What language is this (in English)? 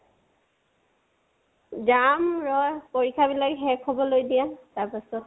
Assamese